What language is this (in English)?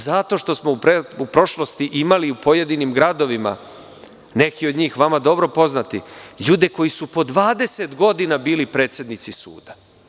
Serbian